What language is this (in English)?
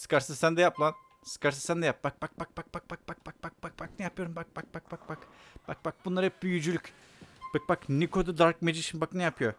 Turkish